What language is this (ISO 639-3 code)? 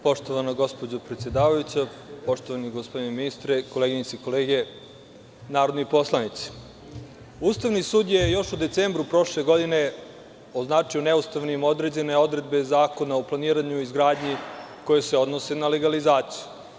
srp